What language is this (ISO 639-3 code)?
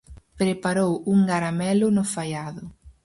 glg